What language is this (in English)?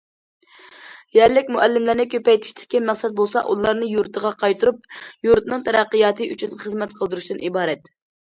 Uyghur